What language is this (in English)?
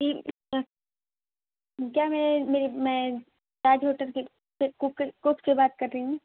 Urdu